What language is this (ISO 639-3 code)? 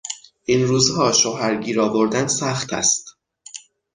fas